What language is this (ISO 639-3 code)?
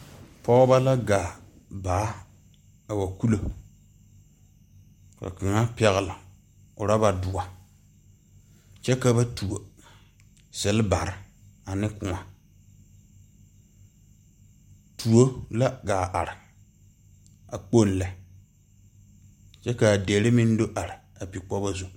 dga